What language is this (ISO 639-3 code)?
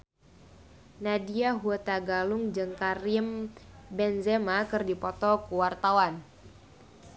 sun